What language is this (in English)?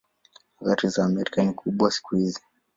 Swahili